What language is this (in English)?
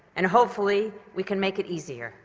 English